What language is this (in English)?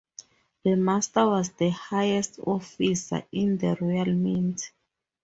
English